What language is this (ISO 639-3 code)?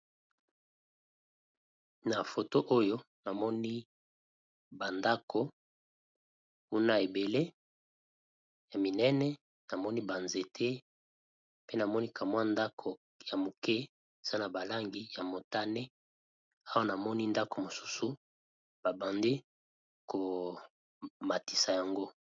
lin